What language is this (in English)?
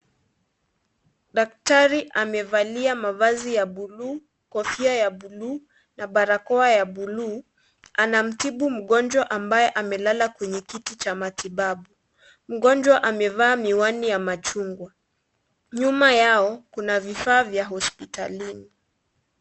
Swahili